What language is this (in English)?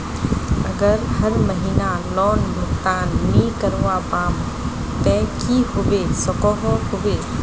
Magahi